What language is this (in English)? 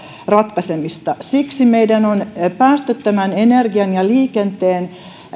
Finnish